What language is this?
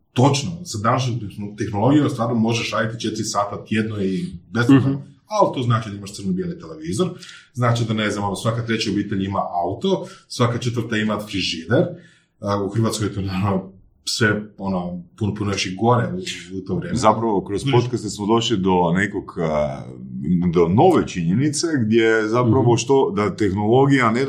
Croatian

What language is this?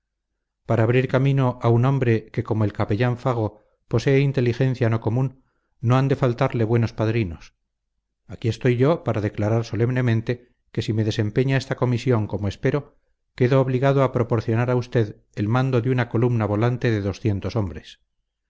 Spanish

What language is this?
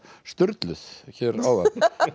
Icelandic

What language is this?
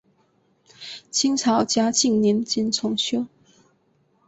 Chinese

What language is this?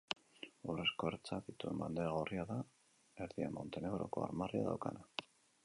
Basque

